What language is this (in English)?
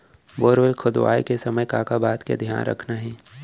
Chhattisgarhi